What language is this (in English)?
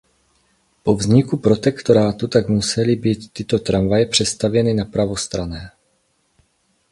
Czech